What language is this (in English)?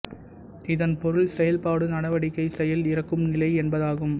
Tamil